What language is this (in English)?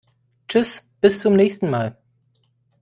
German